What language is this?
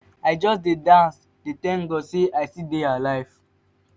Nigerian Pidgin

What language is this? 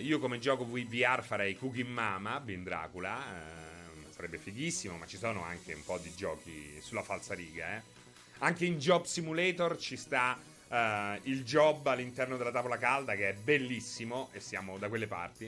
Italian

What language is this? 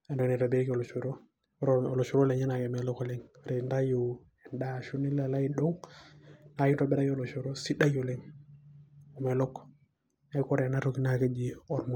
Masai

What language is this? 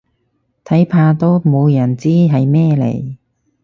Cantonese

